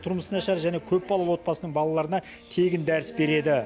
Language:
Kazakh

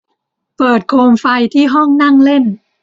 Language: Thai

